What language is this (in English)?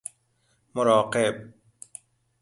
Persian